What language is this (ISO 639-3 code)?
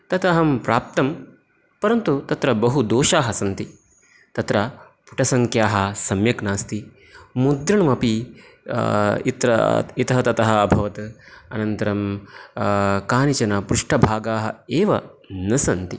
san